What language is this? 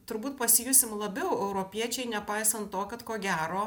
Lithuanian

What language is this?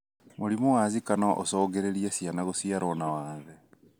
Kikuyu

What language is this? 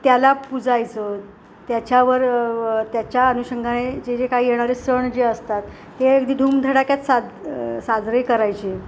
Marathi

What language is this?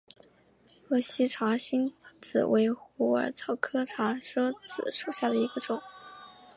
Chinese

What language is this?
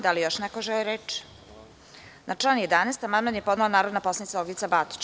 Serbian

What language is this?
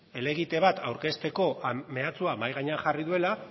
Basque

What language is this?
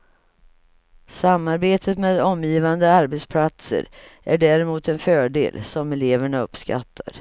Swedish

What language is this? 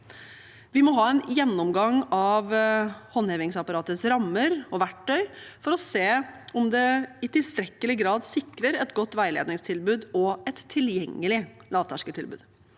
Norwegian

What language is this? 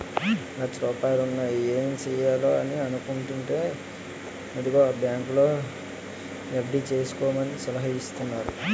Telugu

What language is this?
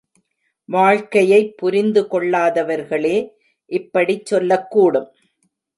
Tamil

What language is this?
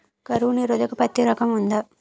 Telugu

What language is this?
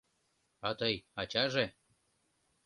Mari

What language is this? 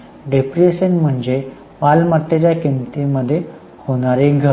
Marathi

